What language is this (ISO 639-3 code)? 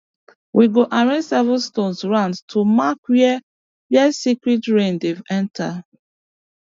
pcm